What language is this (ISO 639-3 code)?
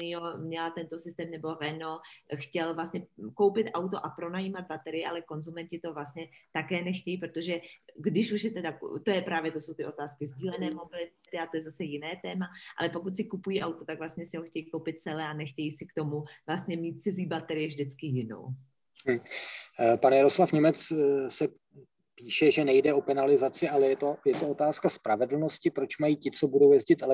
ces